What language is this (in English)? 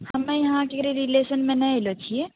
Maithili